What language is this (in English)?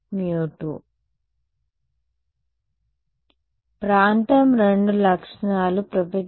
Telugu